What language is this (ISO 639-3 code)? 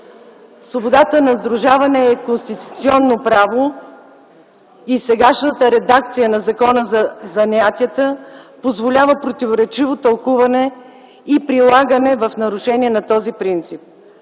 bul